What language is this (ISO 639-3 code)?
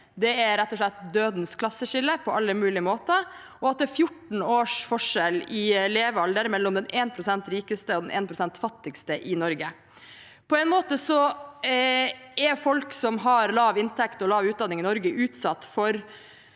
nor